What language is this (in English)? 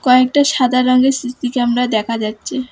Bangla